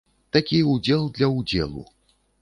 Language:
Belarusian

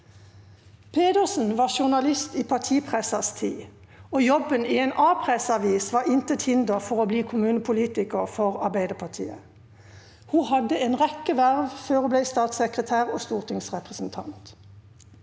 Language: Norwegian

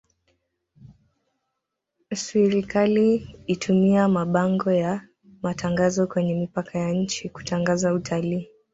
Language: Swahili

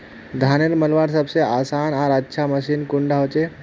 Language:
Magahi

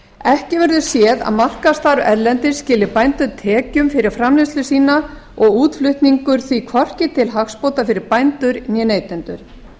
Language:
Icelandic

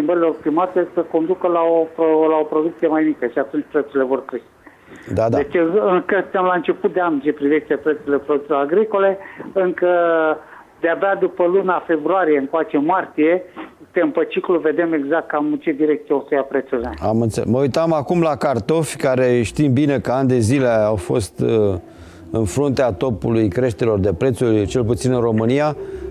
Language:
Romanian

